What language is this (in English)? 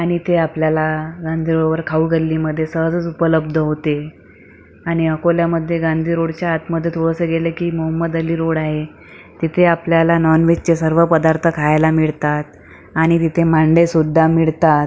Marathi